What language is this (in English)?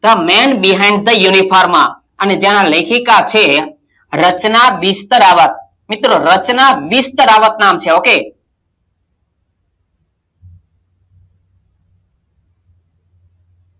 Gujarati